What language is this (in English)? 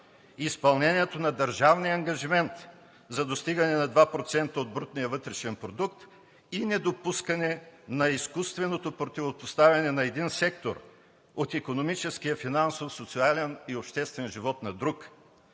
Bulgarian